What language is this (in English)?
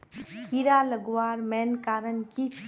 Magahi